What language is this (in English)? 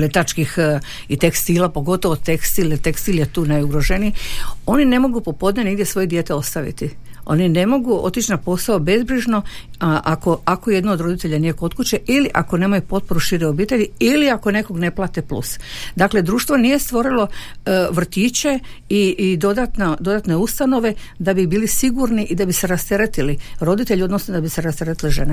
Croatian